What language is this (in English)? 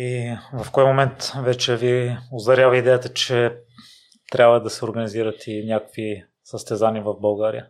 Bulgarian